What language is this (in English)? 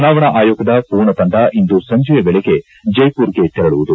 Kannada